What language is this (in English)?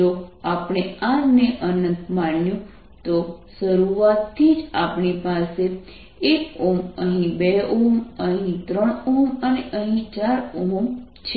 Gujarati